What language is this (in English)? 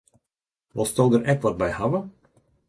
Western Frisian